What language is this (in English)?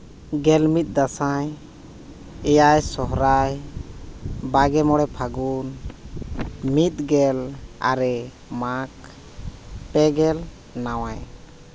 Santali